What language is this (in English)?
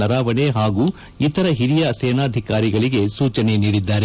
Kannada